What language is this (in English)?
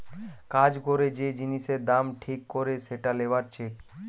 Bangla